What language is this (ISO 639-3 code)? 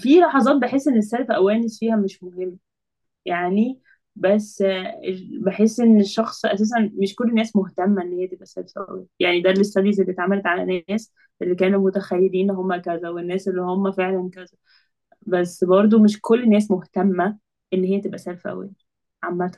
ara